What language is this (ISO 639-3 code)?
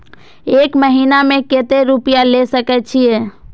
mai